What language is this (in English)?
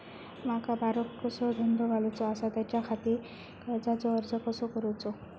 Marathi